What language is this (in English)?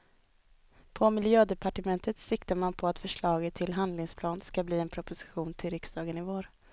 Swedish